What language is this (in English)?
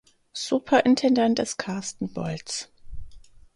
German